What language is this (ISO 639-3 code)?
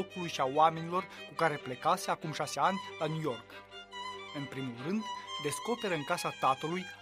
ron